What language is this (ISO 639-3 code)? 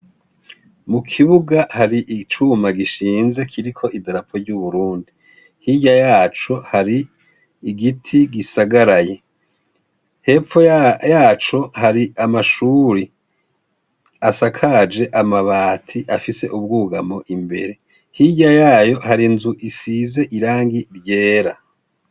run